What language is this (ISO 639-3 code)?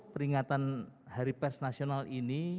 ind